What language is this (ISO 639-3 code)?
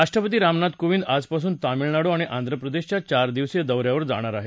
mar